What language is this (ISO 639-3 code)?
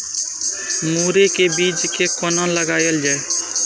mai